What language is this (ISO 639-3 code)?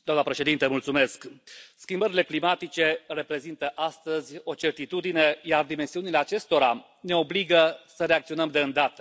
ron